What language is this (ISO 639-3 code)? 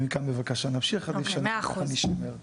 heb